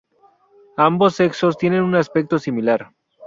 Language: Spanish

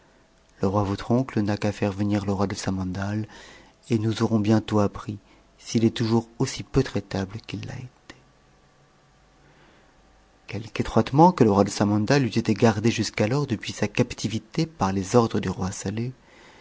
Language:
French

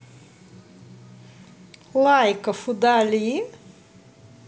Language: Russian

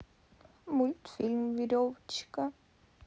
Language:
Russian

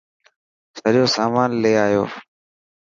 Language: Dhatki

